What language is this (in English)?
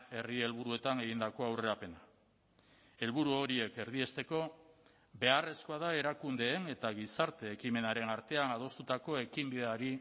Basque